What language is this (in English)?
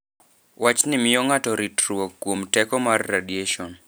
Luo (Kenya and Tanzania)